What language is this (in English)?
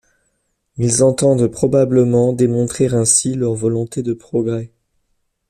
French